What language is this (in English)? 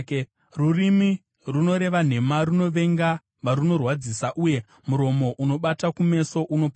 Shona